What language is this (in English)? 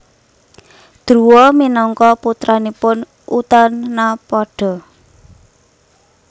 Javanese